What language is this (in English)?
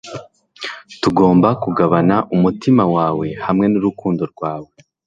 Kinyarwanda